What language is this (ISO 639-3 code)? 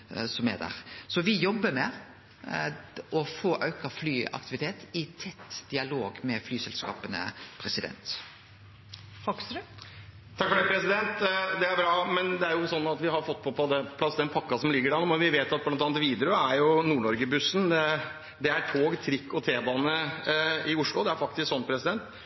nor